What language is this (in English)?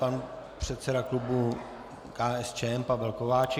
Czech